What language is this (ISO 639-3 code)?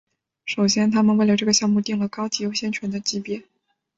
zho